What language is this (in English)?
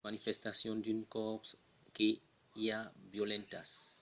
Occitan